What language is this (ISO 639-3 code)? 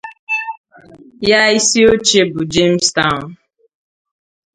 ibo